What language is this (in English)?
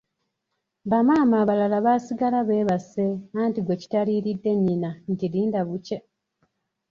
Ganda